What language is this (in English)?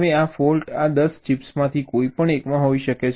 Gujarati